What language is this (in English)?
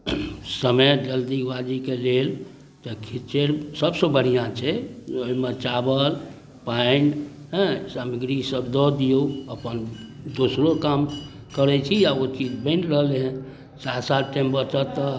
Maithili